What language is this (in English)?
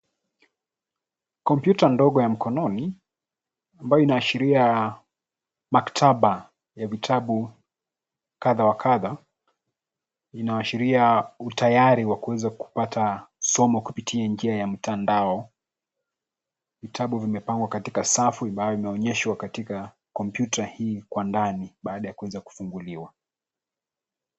Swahili